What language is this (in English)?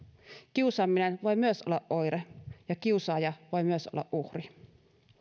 Finnish